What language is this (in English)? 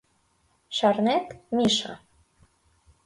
Mari